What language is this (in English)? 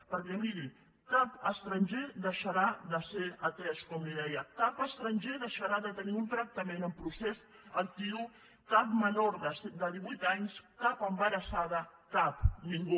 Catalan